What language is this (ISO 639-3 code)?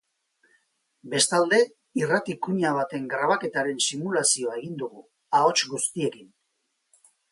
eus